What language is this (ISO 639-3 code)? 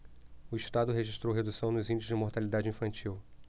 por